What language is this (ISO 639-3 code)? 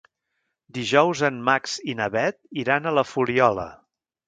cat